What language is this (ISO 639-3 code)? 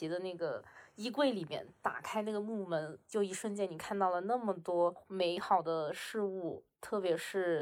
zho